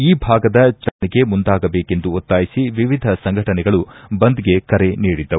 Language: Kannada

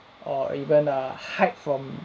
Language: English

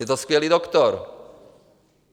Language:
Czech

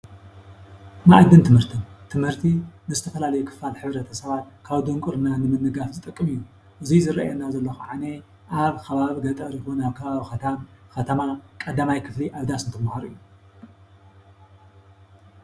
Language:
Tigrinya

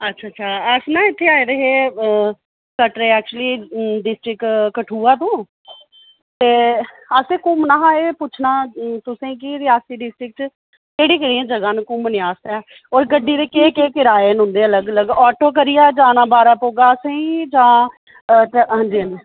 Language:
Dogri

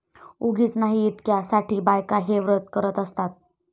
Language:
Marathi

